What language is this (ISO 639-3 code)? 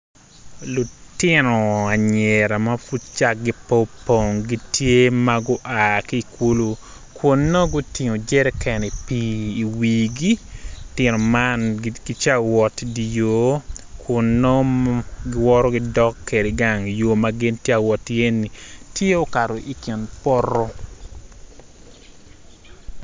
ach